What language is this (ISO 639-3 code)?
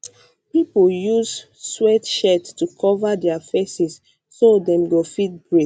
pcm